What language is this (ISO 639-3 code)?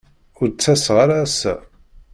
kab